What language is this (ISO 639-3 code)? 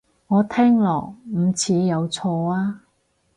yue